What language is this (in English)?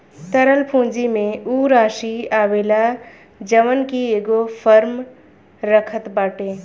Bhojpuri